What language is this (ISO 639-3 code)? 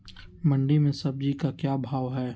mag